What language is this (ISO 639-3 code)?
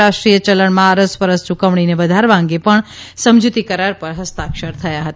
guj